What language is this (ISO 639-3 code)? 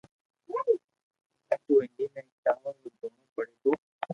lrk